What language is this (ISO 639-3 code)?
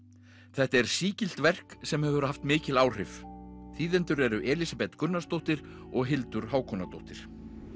isl